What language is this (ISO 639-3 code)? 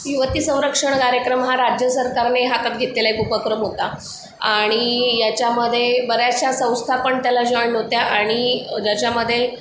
mar